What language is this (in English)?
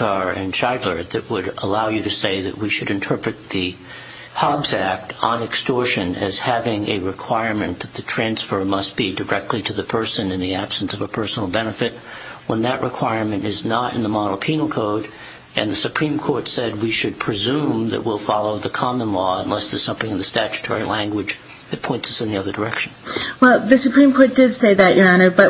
English